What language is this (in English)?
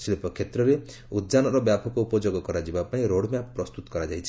Odia